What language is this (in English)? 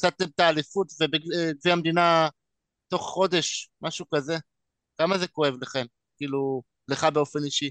Hebrew